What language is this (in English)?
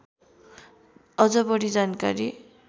Nepali